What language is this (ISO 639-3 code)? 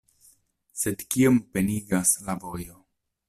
epo